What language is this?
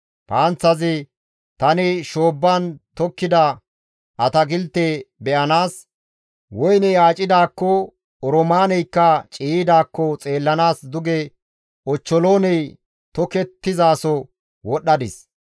Gamo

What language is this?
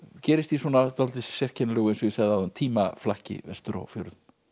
Icelandic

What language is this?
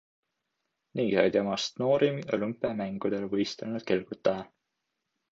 Estonian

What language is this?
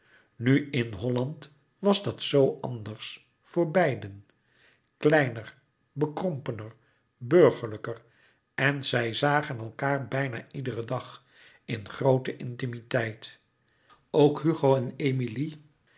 Dutch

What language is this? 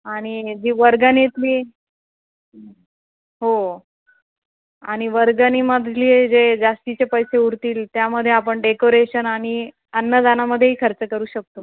Marathi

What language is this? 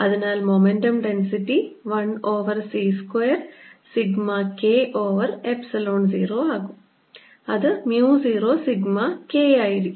Malayalam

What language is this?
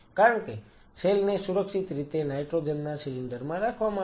Gujarati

